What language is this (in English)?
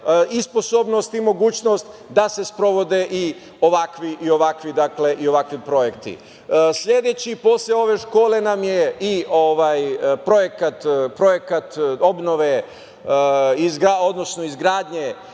Serbian